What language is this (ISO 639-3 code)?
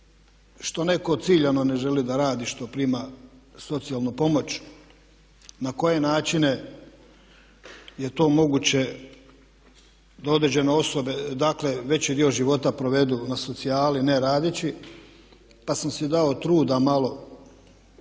hrv